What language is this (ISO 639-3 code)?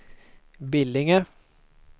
swe